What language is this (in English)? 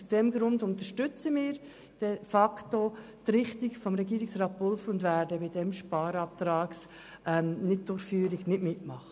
Swiss German